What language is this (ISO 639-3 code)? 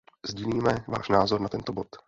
ces